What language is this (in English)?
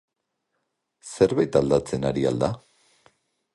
Basque